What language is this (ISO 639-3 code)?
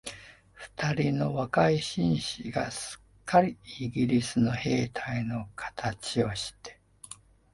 jpn